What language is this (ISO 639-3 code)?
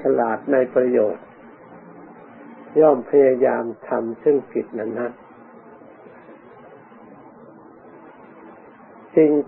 tha